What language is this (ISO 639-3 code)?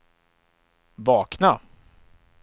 swe